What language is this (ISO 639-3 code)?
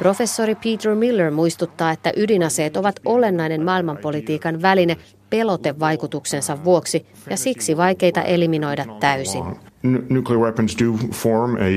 fin